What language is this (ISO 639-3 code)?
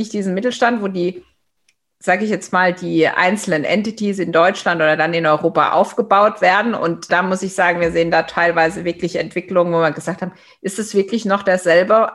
deu